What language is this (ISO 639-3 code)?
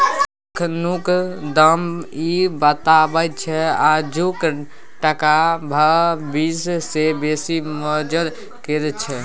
mai